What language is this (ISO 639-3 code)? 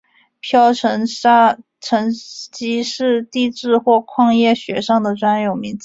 zho